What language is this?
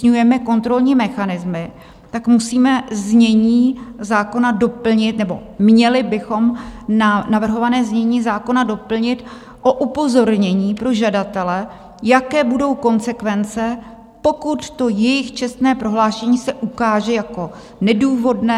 Czech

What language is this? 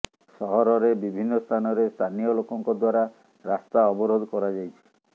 Odia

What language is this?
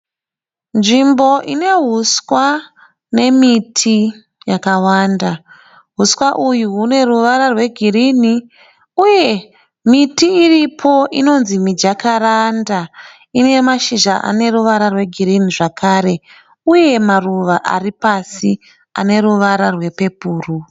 Shona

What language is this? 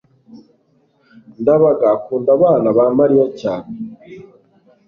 Kinyarwanda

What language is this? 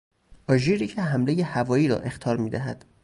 Persian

